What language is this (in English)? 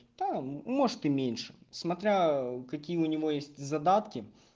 Russian